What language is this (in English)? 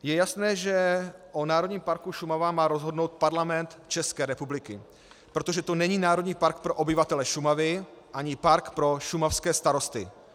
Czech